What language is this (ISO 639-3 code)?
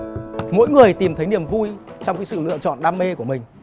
vie